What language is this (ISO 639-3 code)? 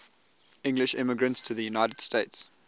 eng